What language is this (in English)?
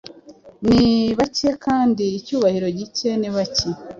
Kinyarwanda